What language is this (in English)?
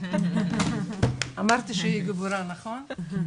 Hebrew